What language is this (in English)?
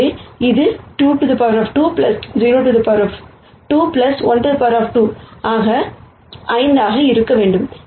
Tamil